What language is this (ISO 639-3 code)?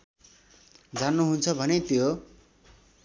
nep